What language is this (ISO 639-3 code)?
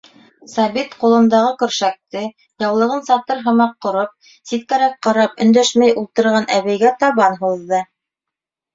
bak